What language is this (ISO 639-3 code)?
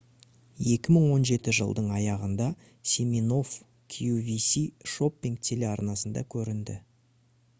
kaz